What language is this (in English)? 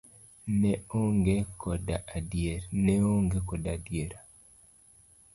Luo (Kenya and Tanzania)